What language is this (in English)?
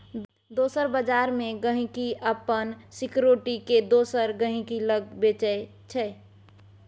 Maithili